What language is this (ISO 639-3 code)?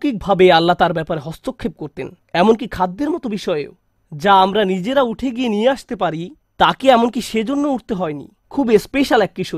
ben